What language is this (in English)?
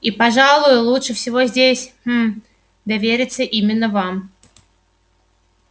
Russian